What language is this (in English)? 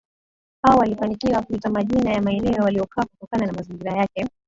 Swahili